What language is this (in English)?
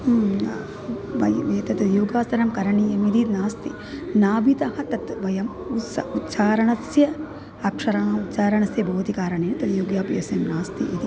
Sanskrit